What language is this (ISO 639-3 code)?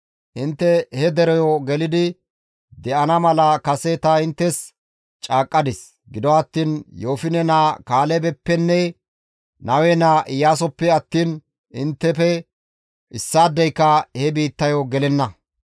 gmv